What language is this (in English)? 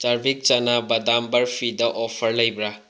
Manipuri